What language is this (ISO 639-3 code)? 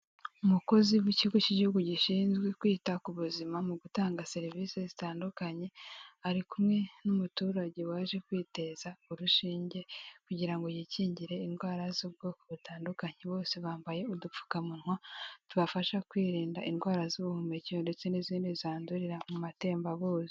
kin